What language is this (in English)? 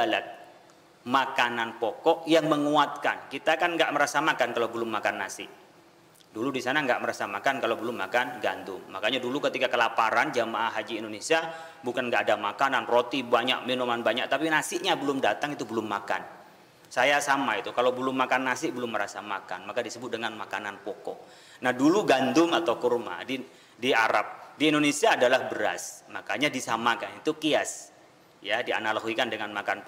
Indonesian